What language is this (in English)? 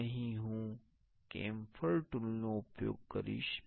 Gujarati